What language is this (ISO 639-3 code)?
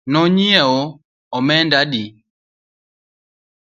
luo